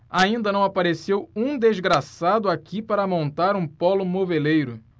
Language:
Portuguese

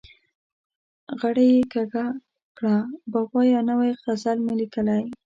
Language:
Pashto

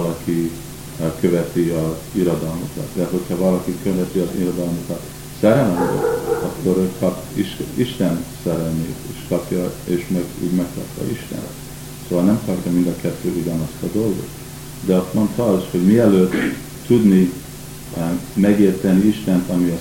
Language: Hungarian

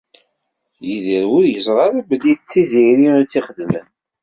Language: Kabyle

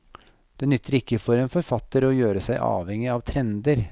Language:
Norwegian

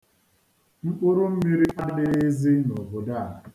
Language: Igbo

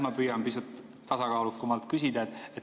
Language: Estonian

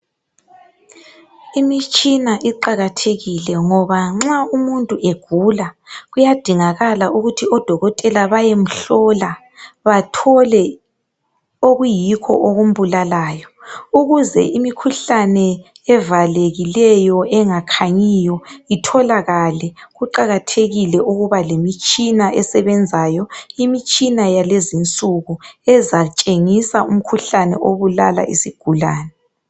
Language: North Ndebele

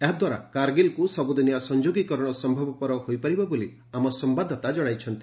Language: Odia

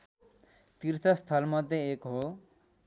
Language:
Nepali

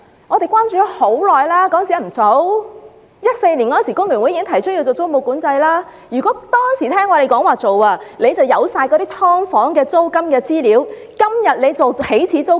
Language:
Cantonese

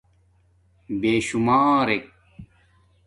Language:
Domaaki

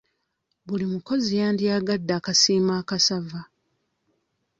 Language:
Ganda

